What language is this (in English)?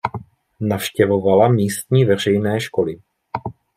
Czech